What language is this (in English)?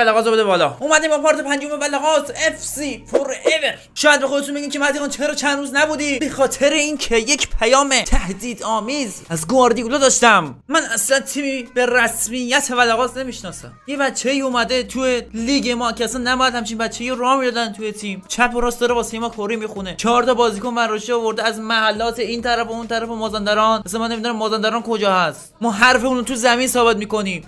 Persian